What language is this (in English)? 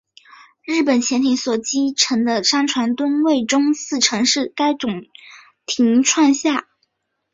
Chinese